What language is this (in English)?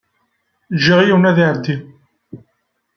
Kabyle